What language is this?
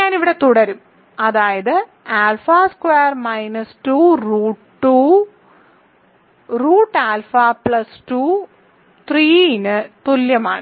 Malayalam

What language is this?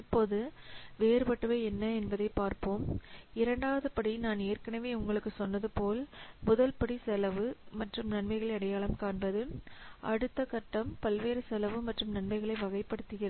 Tamil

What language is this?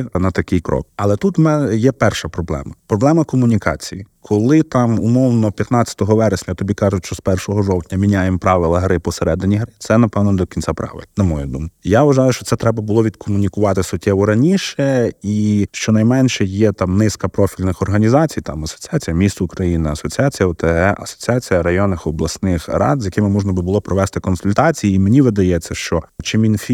Ukrainian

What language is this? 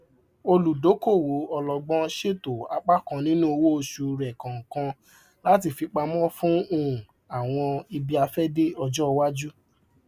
Yoruba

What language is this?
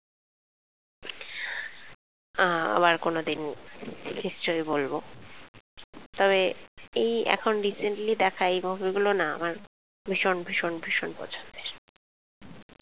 Bangla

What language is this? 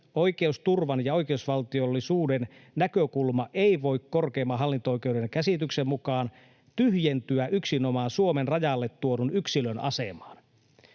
Finnish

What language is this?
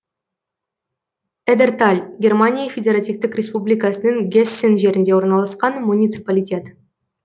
Kazakh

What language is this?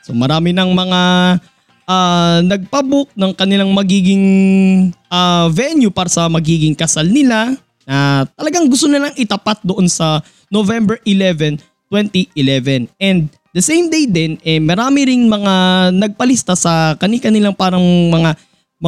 Filipino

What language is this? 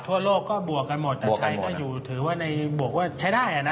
Thai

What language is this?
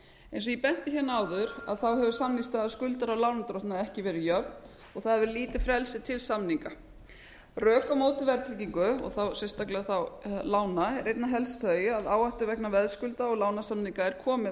Icelandic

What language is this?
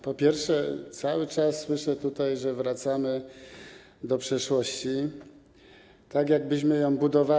Polish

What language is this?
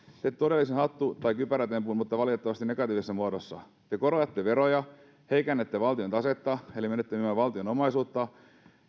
Finnish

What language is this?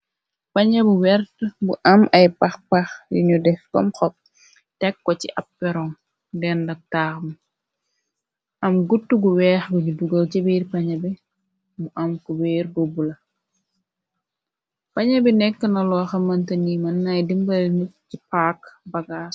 Wolof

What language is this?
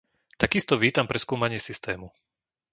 Slovak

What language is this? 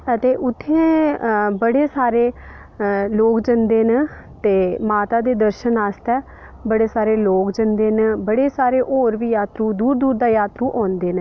Dogri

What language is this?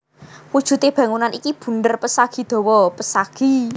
Javanese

